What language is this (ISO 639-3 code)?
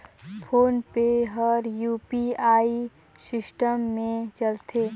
hne